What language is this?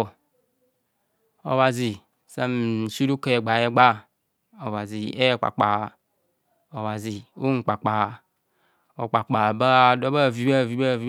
Kohumono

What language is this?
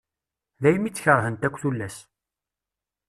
Kabyle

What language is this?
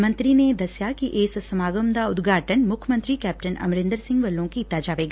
Punjabi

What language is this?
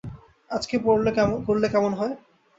Bangla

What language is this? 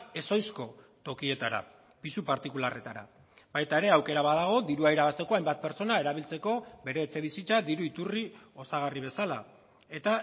Basque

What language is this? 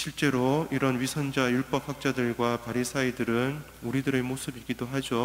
Korean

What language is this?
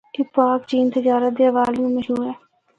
Northern Hindko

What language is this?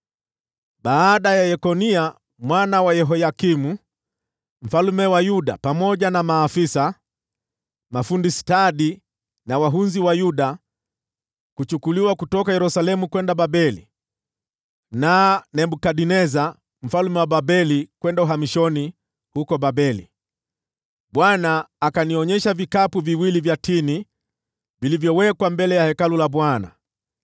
Swahili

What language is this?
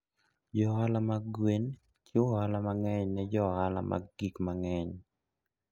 Luo (Kenya and Tanzania)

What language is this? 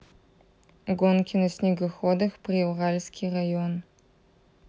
Russian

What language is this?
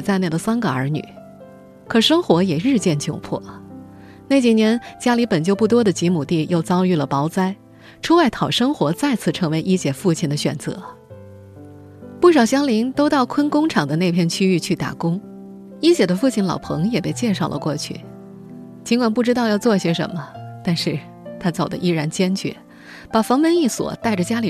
Chinese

